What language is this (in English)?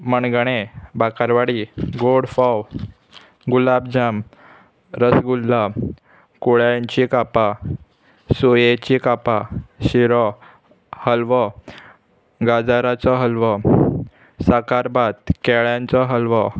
Konkani